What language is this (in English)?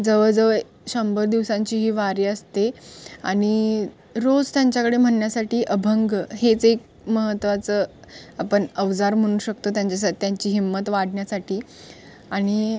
Marathi